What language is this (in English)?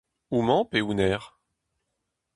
Breton